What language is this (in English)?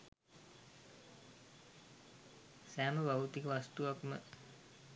Sinhala